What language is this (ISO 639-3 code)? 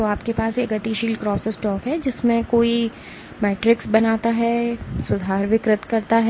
hin